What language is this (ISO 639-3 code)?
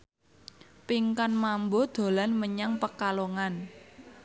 jav